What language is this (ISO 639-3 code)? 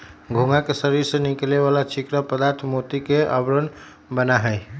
mag